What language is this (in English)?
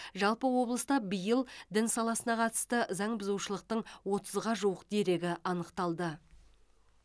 Kazakh